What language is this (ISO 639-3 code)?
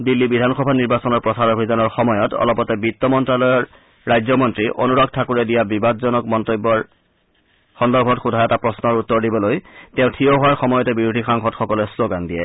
asm